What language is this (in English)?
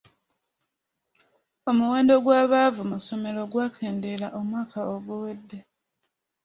Ganda